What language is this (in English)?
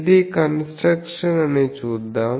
Telugu